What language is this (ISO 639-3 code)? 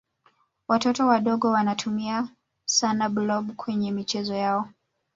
swa